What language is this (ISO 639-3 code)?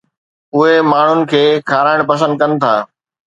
snd